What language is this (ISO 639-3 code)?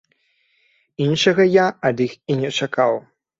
bel